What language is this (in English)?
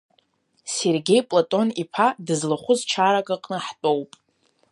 Abkhazian